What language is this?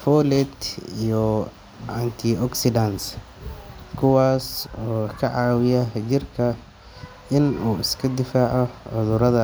Somali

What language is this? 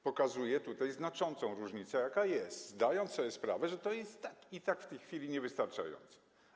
Polish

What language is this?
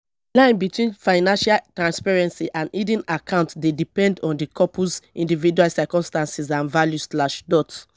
Nigerian Pidgin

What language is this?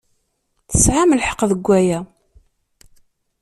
Kabyle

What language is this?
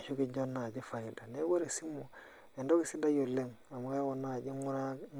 Masai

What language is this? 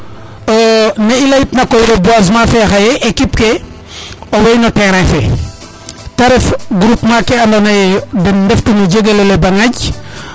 Serer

